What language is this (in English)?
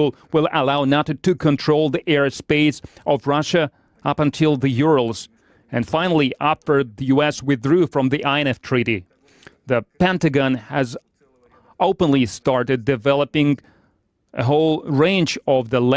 English